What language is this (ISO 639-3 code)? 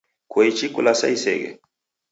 dav